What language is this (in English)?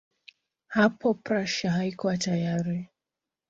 Swahili